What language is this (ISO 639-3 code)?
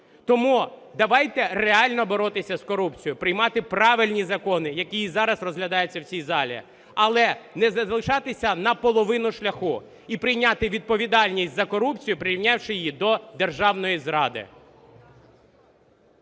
ukr